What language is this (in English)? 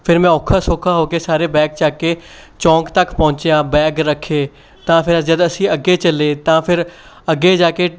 Punjabi